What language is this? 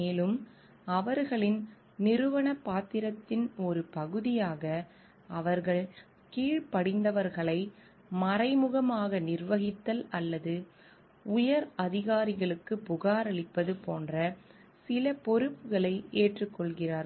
Tamil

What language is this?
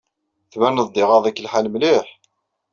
Kabyle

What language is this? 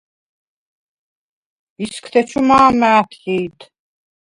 Svan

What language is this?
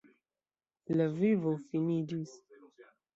Esperanto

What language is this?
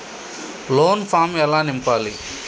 Telugu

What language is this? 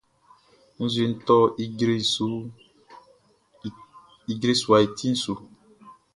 Baoulé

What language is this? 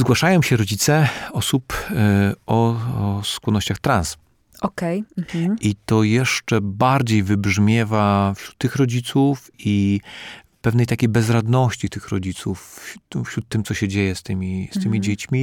Polish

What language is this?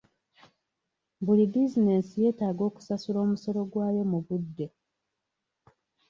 Ganda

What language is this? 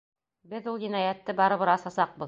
Bashkir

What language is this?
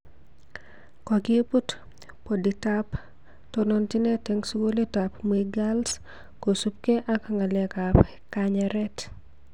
Kalenjin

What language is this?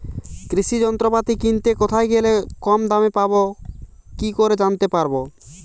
Bangla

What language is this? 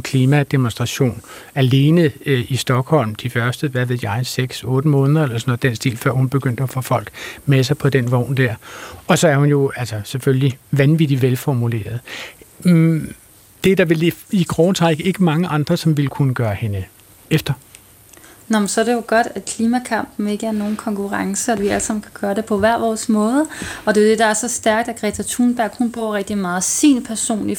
Danish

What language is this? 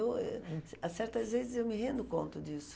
Portuguese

